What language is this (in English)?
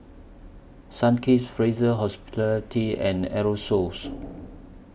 English